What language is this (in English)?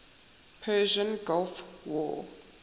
English